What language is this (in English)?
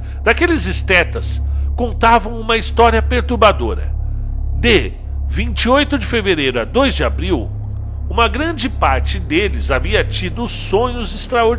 Portuguese